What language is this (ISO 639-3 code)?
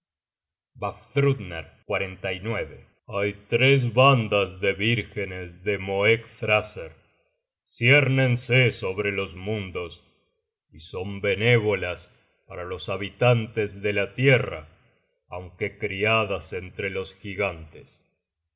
spa